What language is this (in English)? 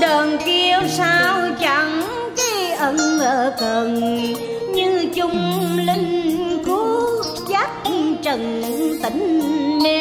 Vietnamese